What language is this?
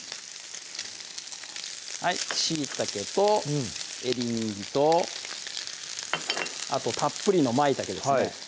Japanese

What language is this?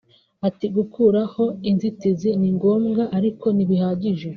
Kinyarwanda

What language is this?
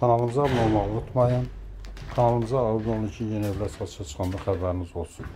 Turkish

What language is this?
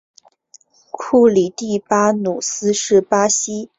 Chinese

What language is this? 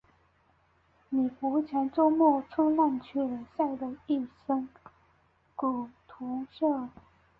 Chinese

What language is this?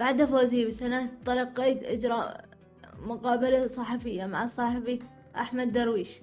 Arabic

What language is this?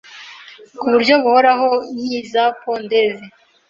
Kinyarwanda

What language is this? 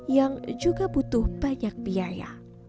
Indonesian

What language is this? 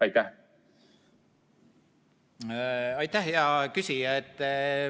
Estonian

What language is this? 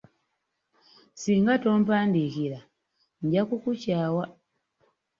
Ganda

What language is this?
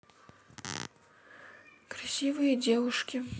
Russian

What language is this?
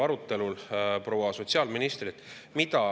Estonian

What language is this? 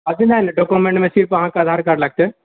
Maithili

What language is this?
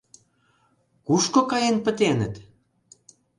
Mari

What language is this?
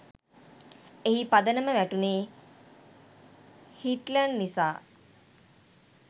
Sinhala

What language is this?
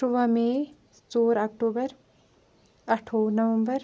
Kashmiri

